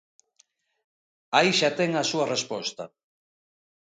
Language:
Galician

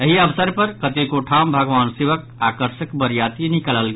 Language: Maithili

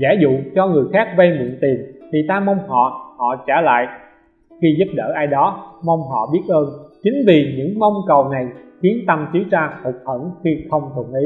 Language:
Vietnamese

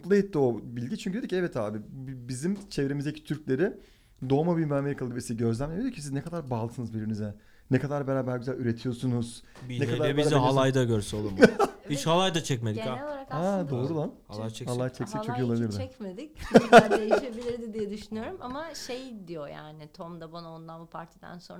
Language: Turkish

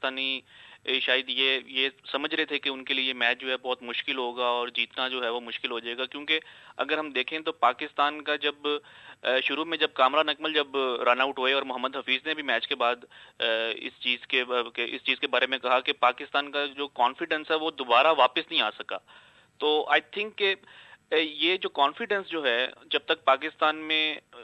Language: Urdu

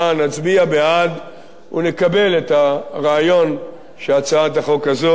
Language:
Hebrew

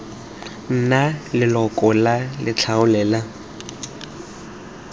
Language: Tswana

